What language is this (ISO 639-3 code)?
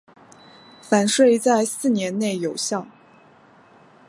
zho